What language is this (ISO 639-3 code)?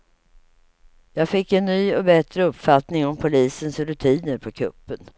swe